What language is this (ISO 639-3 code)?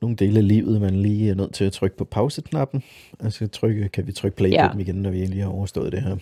dan